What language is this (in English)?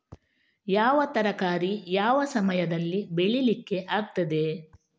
Kannada